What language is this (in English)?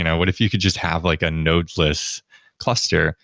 English